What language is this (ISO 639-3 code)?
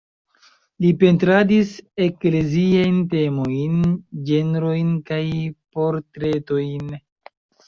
epo